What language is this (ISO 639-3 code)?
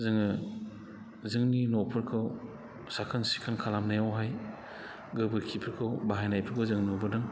brx